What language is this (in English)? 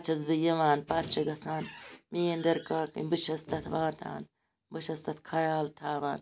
Kashmiri